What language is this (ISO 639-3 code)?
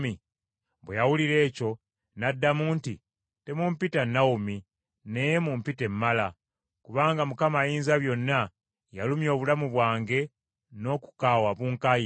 lug